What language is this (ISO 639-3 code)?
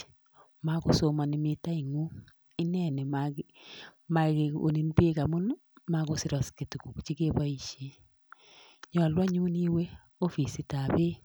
kln